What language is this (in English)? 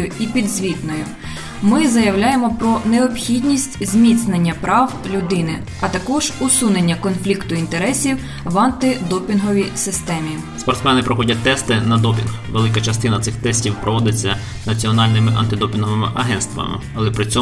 Ukrainian